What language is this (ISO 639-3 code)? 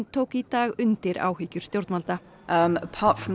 isl